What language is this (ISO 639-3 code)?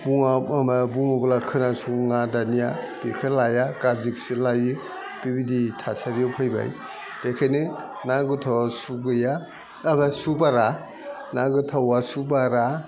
brx